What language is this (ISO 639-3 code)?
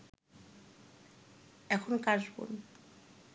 ben